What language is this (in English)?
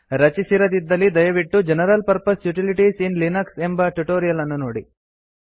Kannada